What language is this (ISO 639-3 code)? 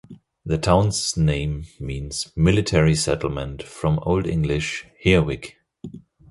eng